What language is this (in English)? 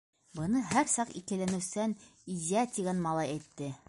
Bashkir